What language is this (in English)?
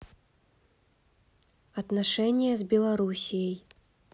Russian